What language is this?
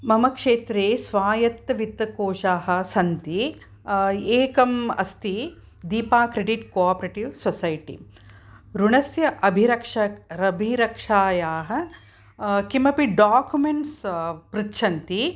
Sanskrit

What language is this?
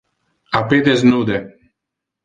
Interlingua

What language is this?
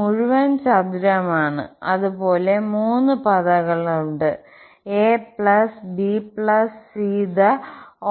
Malayalam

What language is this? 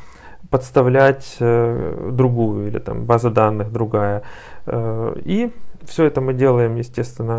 Russian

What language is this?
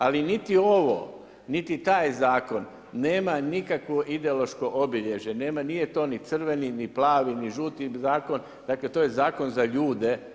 Croatian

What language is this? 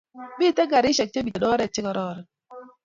Kalenjin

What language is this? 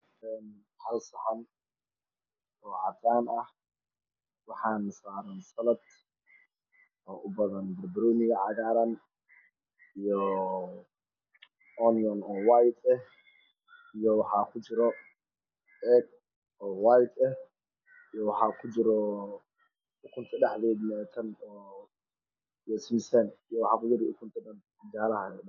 Somali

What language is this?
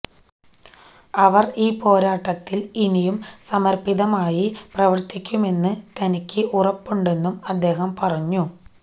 Malayalam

